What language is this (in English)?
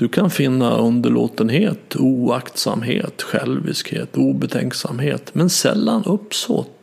Swedish